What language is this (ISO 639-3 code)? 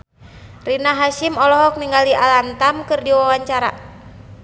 sun